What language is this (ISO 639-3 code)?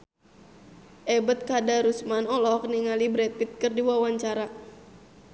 sun